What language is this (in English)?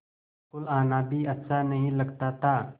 Hindi